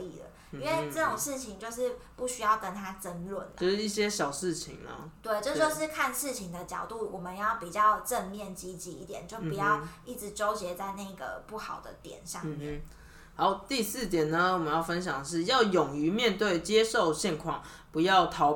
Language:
Chinese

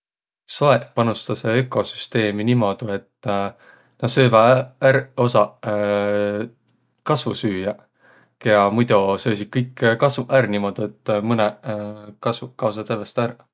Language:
Võro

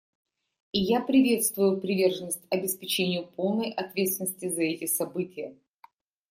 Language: Russian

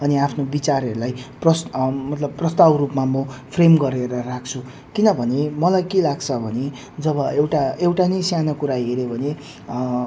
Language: Nepali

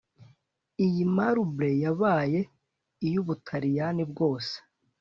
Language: Kinyarwanda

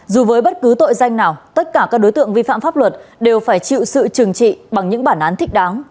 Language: Vietnamese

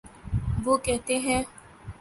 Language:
Urdu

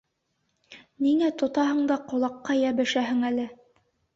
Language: Bashkir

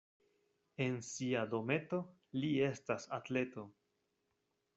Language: Esperanto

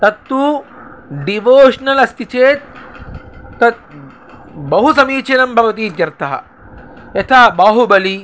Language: Sanskrit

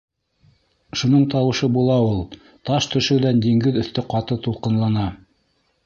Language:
Bashkir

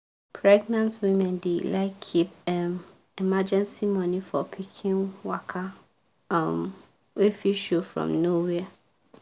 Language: Nigerian Pidgin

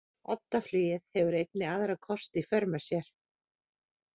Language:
Icelandic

